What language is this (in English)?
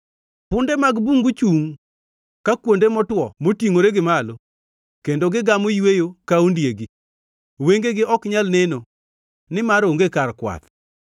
Luo (Kenya and Tanzania)